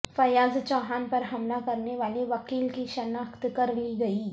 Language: Urdu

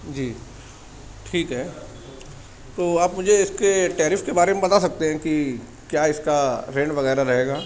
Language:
Urdu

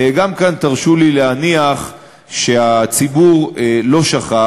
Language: Hebrew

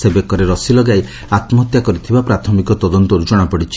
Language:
Odia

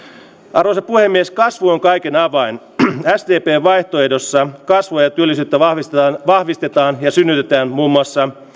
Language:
Finnish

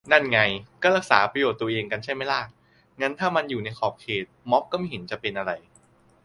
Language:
Thai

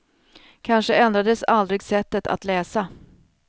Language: Swedish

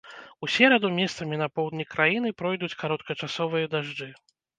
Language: Belarusian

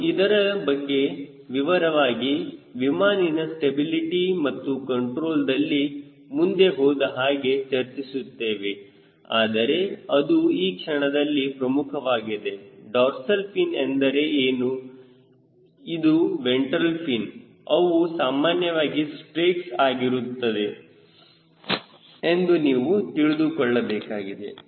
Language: Kannada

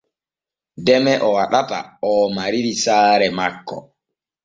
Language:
Borgu Fulfulde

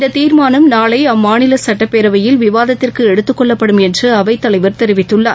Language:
Tamil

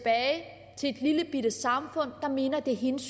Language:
Danish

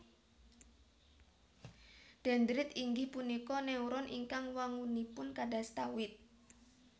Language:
Javanese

